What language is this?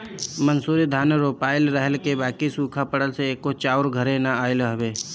Bhojpuri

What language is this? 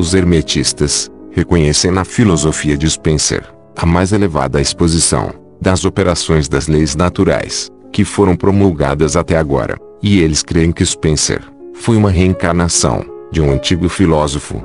Portuguese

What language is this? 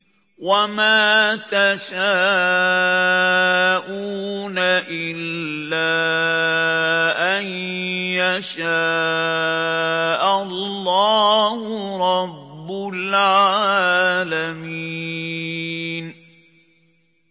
Arabic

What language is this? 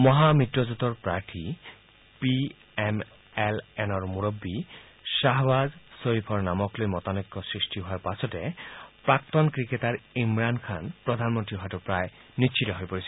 Assamese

